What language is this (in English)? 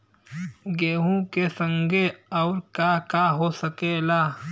Bhojpuri